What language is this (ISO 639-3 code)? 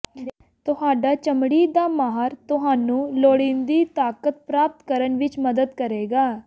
pan